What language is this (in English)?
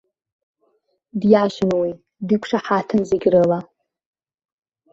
Abkhazian